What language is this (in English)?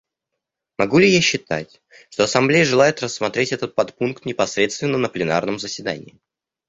Russian